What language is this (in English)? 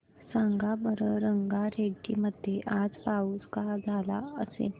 Marathi